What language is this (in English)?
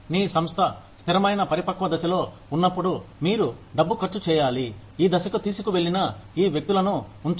Telugu